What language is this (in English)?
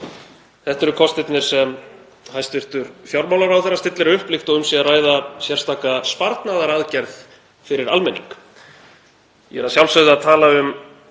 Icelandic